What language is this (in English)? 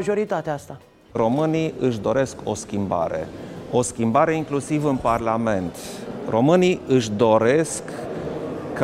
Romanian